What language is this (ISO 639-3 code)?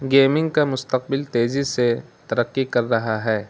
urd